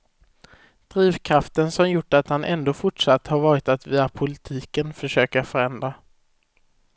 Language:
Swedish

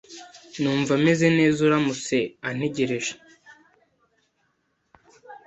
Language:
Kinyarwanda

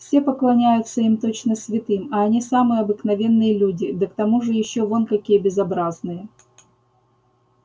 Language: Russian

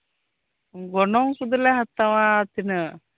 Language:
Santali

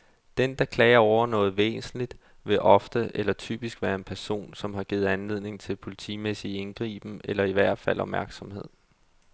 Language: Danish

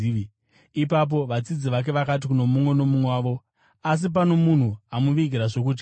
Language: Shona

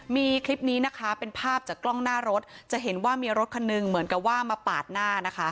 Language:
Thai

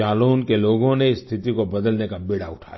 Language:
Hindi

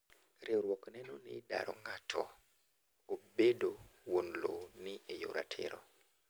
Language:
Luo (Kenya and Tanzania)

